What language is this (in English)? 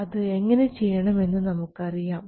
Malayalam